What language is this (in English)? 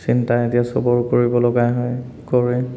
Assamese